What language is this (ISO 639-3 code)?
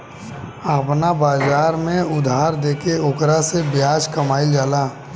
bho